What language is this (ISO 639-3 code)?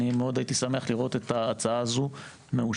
heb